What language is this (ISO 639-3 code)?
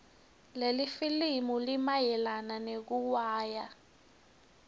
ssw